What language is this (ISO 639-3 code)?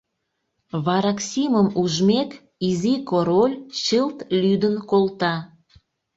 chm